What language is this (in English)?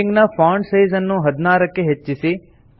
Kannada